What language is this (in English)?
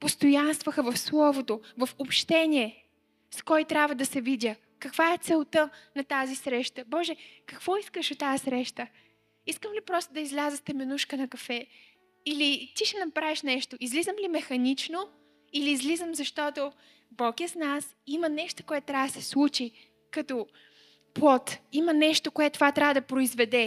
Bulgarian